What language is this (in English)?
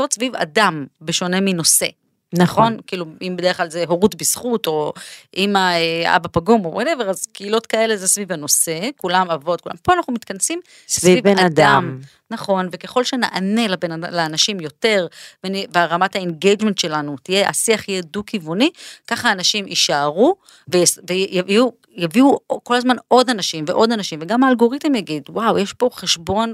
Hebrew